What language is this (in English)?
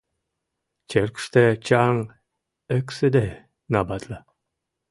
Mari